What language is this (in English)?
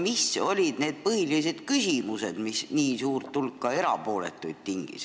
Estonian